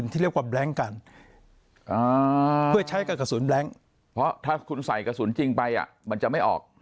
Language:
Thai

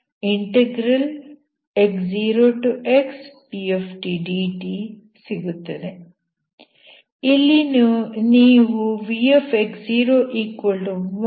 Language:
Kannada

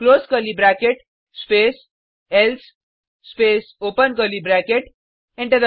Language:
Hindi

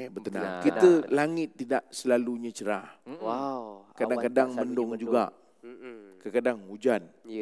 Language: Malay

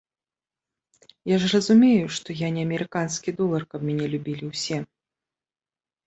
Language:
Belarusian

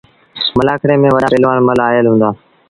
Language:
Sindhi Bhil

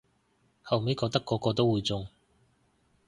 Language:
Cantonese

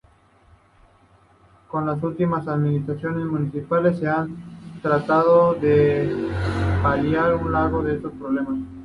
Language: Spanish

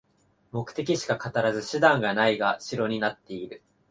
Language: Japanese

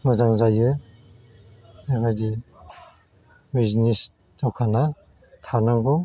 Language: Bodo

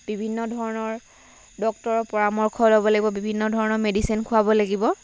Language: Assamese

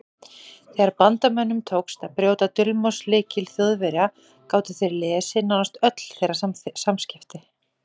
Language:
Icelandic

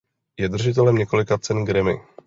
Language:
Czech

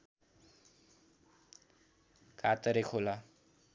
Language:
Nepali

